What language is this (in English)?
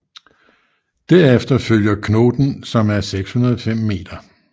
Danish